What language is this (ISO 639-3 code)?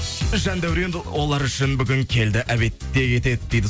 kaz